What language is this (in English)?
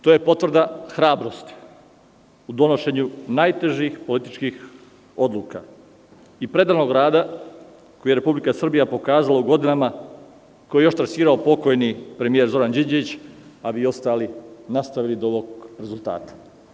Serbian